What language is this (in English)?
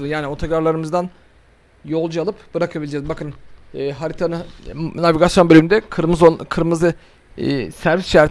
Turkish